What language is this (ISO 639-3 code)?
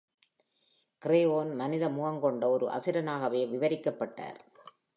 tam